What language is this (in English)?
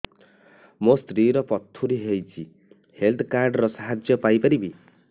Odia